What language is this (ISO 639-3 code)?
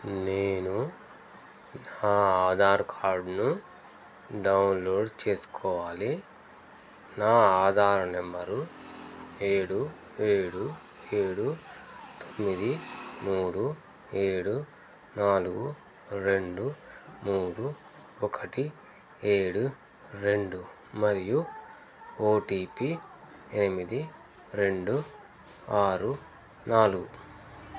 tel